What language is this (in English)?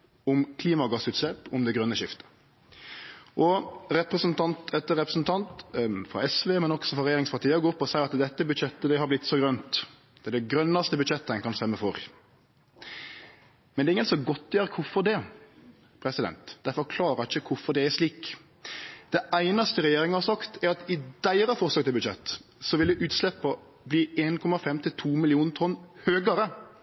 Norwegian Nynorsk